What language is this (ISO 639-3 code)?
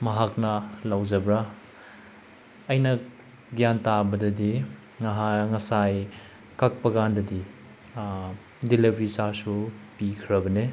mni